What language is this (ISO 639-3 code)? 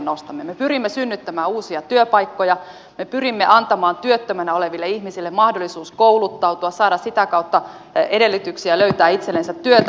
fin